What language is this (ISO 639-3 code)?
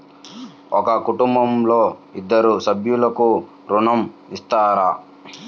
tel